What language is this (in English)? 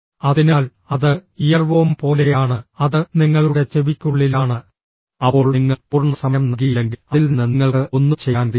Malayalam